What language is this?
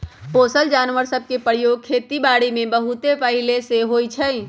Magahi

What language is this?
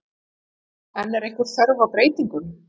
Icelandic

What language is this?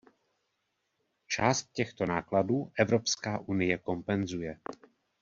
Czech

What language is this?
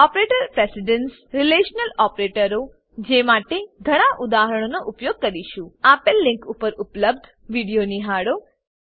Gujarati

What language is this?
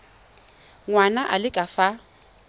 Tswana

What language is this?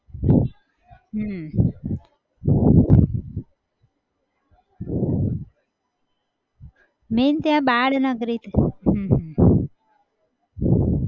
Gujarati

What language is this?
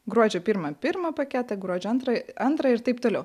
Lithuanian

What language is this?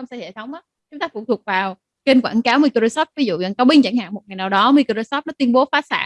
Vietnamese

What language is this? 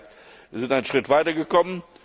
German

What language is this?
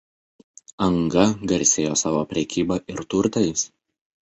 Lithuanian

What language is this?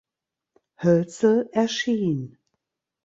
German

